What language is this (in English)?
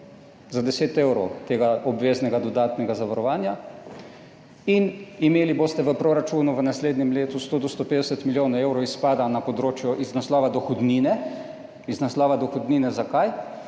Slovenian